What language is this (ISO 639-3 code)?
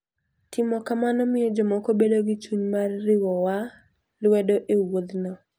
luo